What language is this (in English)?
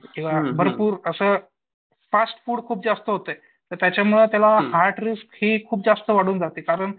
Marathi